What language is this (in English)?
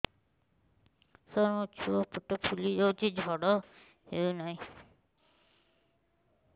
Odia